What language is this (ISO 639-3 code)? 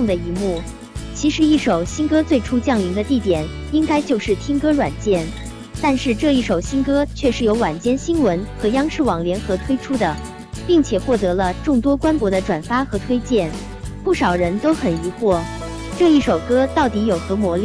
zho